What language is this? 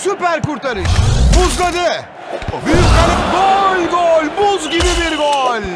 Turkish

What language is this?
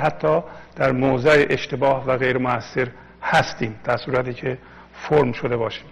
Persian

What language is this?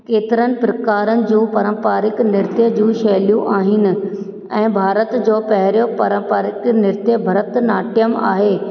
Sindhi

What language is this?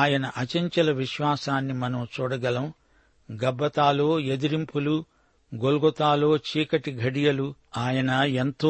Telugu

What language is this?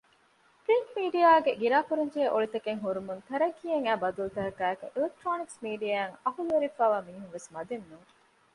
Divehi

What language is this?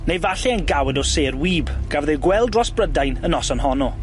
Welsh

